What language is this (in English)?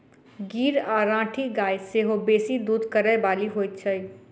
Maithili